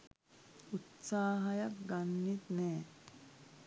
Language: Sinhala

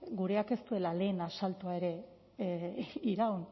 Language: Basque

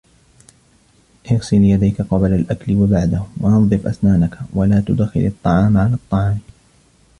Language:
Arabic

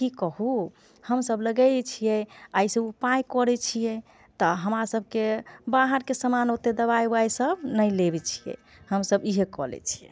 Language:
Maithili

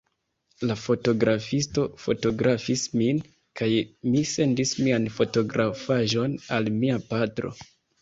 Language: Esperanto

